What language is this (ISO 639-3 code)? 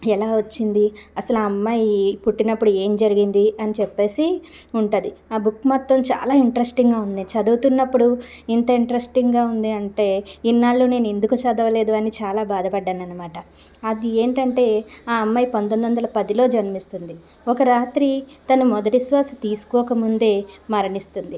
tel